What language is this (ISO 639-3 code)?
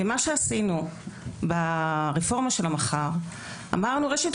heb